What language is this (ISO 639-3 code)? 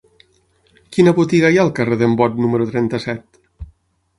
cat